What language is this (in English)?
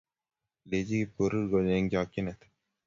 Kalenjin